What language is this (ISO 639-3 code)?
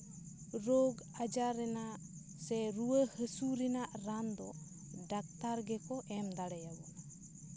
sat